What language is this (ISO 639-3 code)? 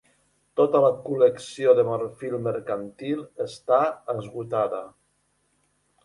cat